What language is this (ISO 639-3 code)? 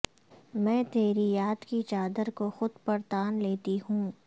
urd